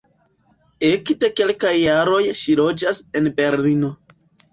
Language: Esperanto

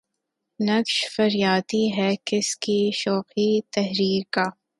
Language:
Urdu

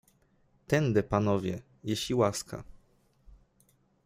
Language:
Polish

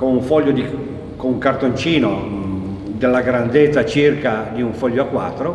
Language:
Italian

